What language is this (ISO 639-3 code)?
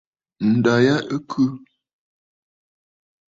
bfd